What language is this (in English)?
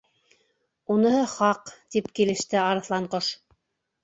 Bashkir